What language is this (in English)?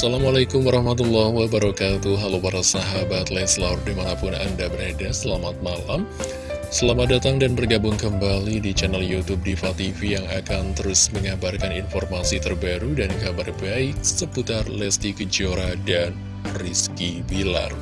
Indonesian